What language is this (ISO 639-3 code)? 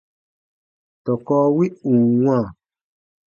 bba